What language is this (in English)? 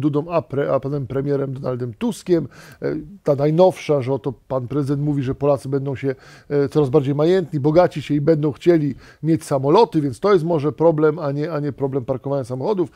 Polish